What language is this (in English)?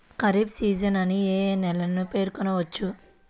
Telugu